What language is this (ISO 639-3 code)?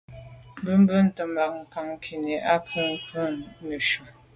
byv